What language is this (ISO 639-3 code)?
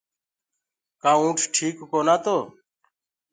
ggg